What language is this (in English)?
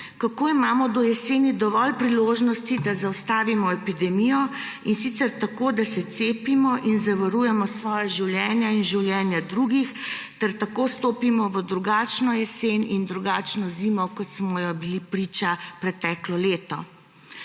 Slovenian